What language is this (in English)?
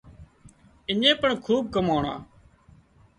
Wadiyara Koli